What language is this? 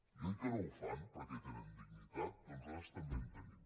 Catalan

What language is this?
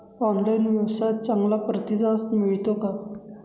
Marathi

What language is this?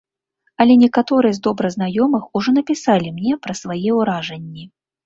Belarusian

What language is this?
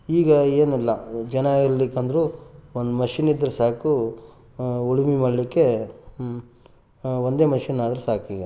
Kannada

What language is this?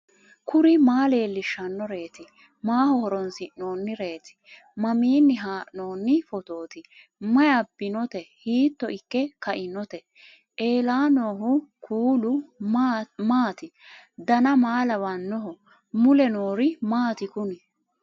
Sidamo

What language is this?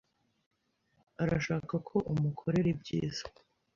Kinyarwanda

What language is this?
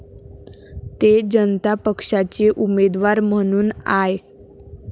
Marathi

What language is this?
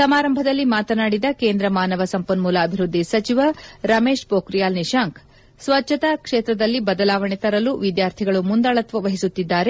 Kannada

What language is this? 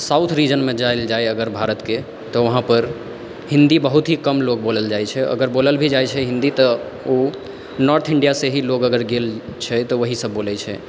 Maithili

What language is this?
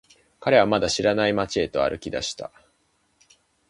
Japanese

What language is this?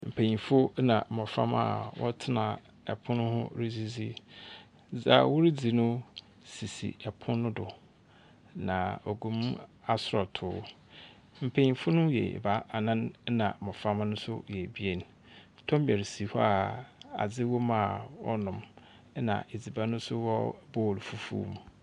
Akan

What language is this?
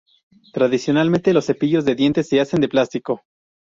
Spanish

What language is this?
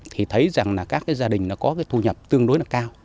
Vietnamese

